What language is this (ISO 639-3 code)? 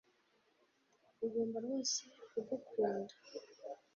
kin